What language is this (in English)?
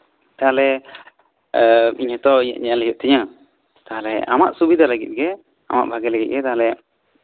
Santali